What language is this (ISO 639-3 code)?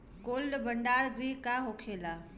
bho